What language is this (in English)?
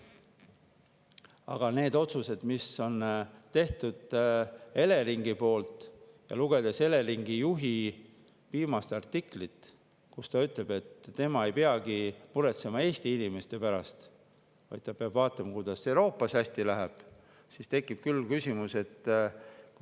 Estonian